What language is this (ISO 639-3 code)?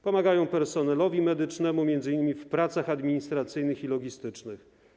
pol